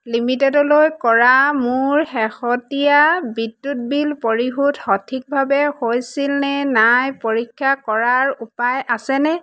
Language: Assamese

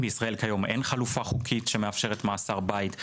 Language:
Hebrew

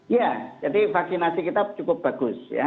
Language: Indonesian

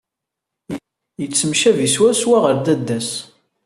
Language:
Kabyle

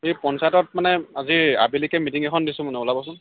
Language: Assamese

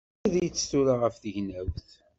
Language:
Kabyle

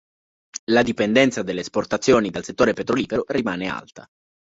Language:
Italian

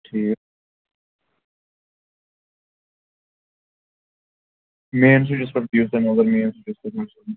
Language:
Kashmiri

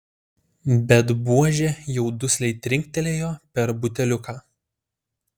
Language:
Lithuanian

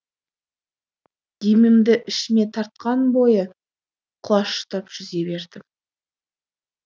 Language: Kazakh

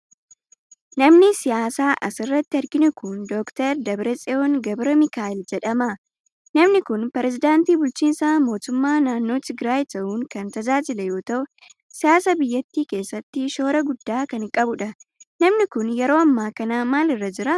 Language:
Oromo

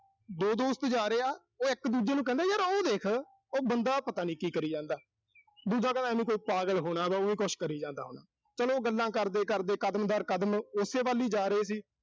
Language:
Punjabi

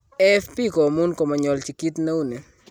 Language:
Kalenjin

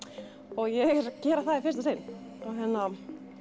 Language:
Icelandic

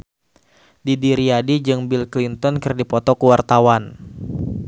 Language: Sundanese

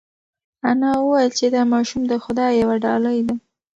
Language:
Pashto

